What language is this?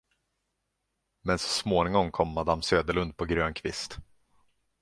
Swedish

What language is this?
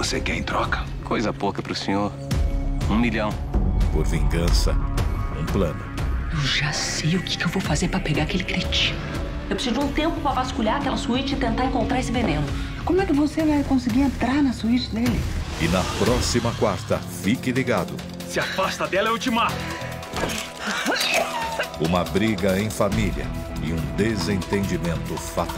Portuguese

